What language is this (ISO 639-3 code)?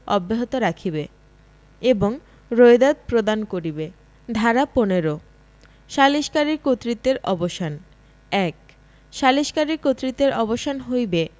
ben